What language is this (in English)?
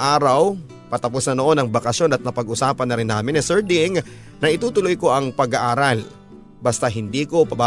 Filipino